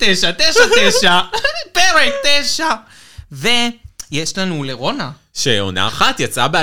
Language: Hebrew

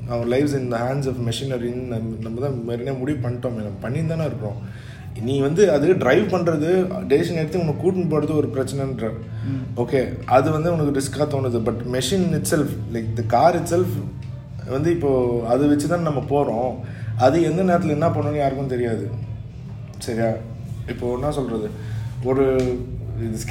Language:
Tamil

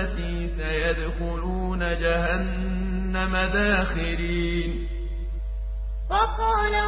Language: Arabic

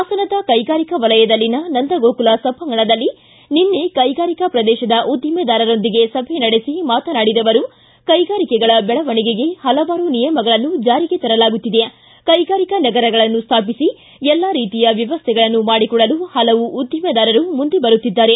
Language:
Kannada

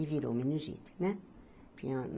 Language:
Portuguese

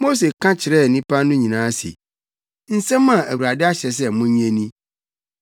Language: Akan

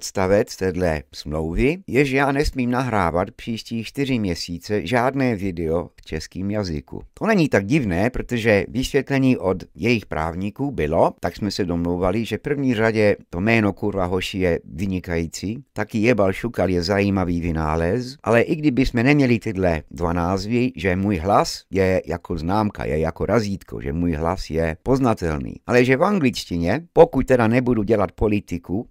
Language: Czech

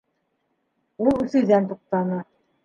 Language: Bashkir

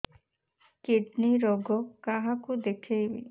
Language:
Odia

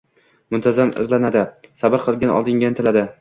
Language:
Uzbek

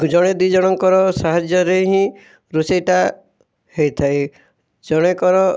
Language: Odia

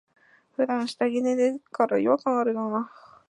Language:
Japanese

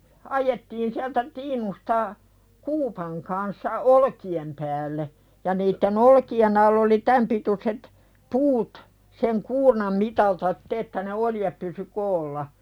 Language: Finnish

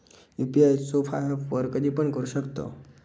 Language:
Marathi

